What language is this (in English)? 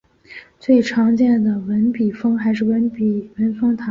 Chinese